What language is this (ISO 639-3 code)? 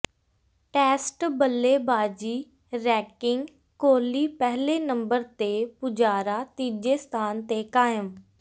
pan